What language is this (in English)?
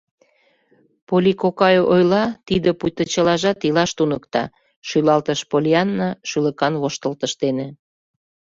Mari